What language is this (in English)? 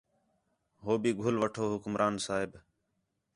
Khetrani